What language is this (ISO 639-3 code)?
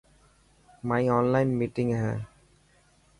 mki